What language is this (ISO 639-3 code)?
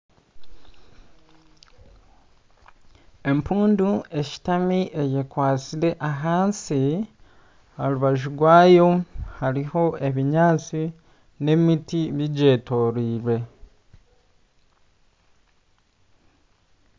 nyn